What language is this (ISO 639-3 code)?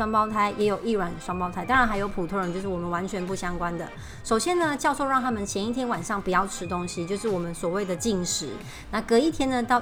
zho